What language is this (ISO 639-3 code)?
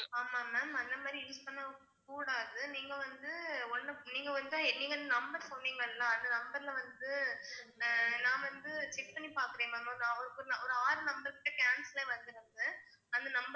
tam